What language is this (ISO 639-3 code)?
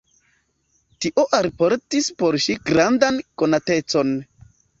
epo